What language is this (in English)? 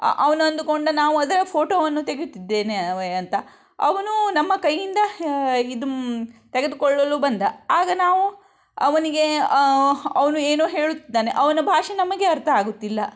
Kannada